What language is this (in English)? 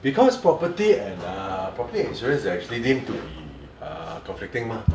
English